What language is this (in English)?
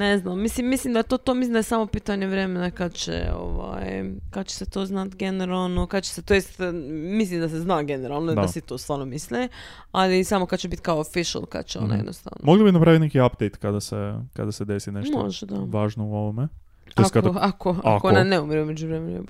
Croatian